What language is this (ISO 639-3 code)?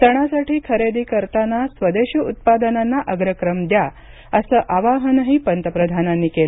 mar